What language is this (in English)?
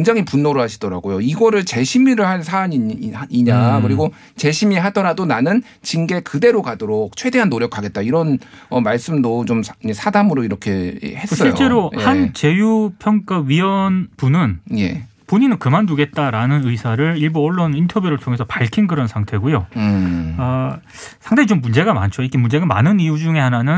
Korean